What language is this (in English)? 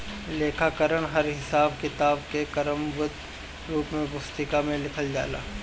Bhojpuri